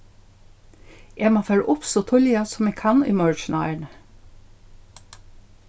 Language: Faroese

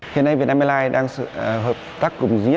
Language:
Vietnamese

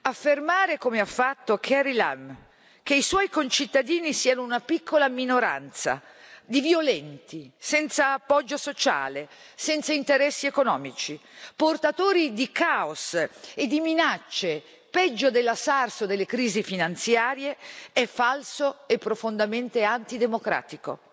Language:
Italian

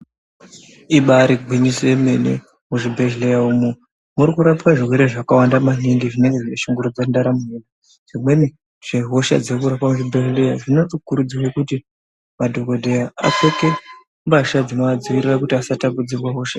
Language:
Ndau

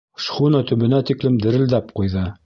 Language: Bashkir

